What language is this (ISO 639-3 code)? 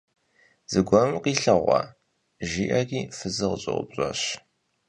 kbd